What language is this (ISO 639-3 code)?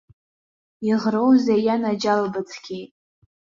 abk